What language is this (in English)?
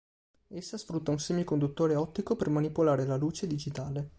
Italian